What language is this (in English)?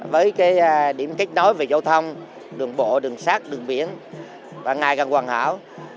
Vietnamese